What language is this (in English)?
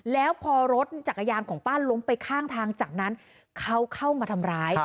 Thai